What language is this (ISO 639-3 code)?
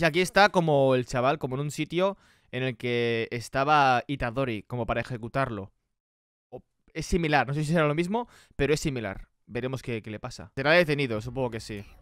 spa